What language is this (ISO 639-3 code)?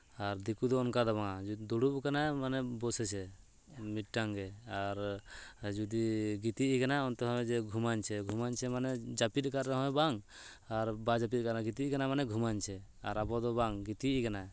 sat